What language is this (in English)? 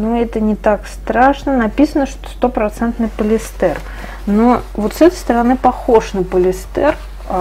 Russian